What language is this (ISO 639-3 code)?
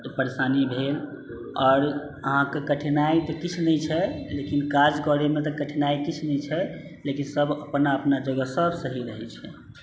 mai